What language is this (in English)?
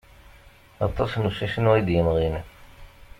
Kabyle